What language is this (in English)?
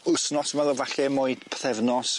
Welsh